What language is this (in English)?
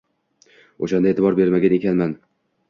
Uzbek